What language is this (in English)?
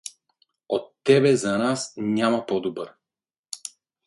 Bulgarian